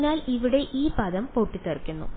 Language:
Malayalam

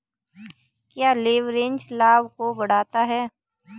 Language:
Hindi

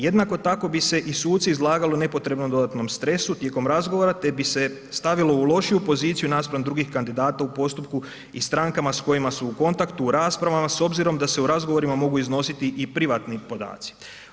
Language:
Croatian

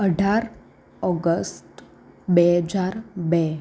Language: Gujarati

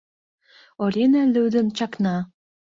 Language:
Mari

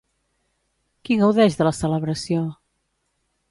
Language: Catalan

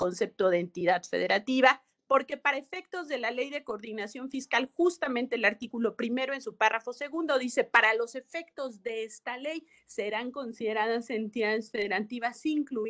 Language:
Spanish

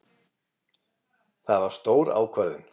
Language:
Icelandic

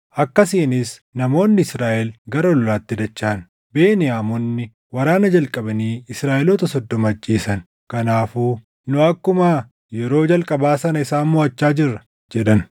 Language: Oromo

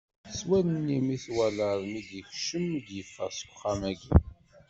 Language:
Kabyle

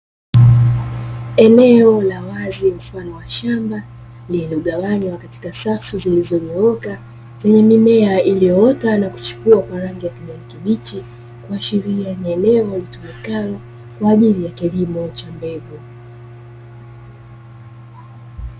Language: Swahili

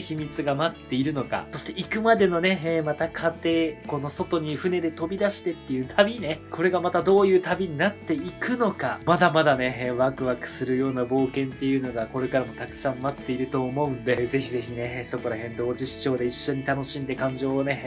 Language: Japanese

